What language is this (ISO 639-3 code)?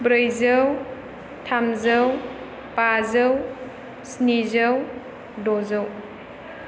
brx